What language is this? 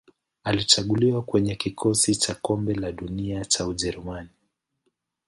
Swahili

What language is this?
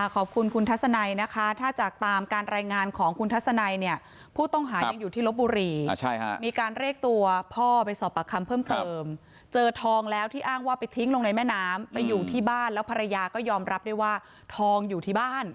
Thai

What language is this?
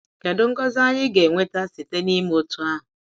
Igbo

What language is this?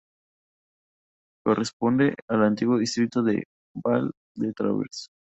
Spanish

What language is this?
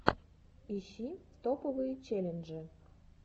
Russian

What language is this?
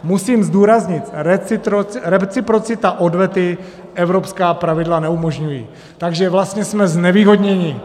Czech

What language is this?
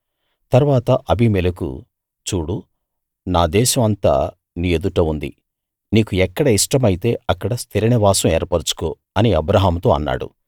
Telugu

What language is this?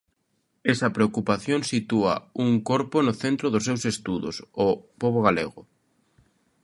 Galician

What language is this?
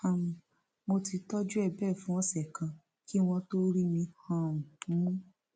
Yoruba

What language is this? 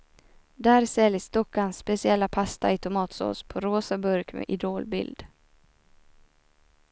Swedish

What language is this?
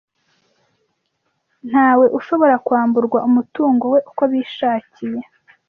Kinyarwanda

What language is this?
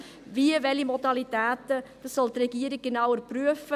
Swiss German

